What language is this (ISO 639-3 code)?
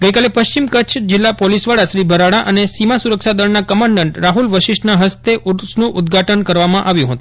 guj